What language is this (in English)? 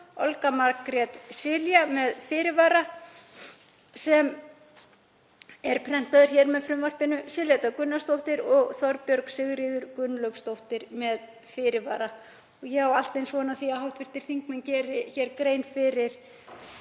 Icelandic